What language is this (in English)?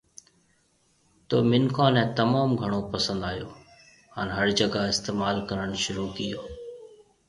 Marwari (Pakistan)